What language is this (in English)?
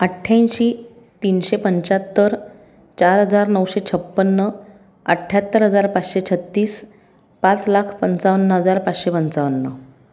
Marathi